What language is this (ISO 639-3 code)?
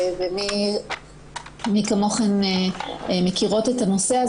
heb